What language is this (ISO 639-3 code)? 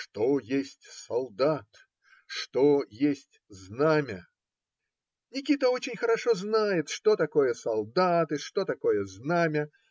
rus